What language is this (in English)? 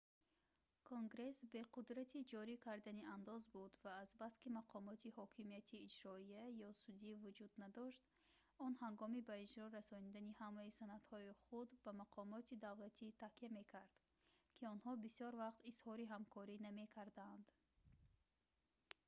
Tajik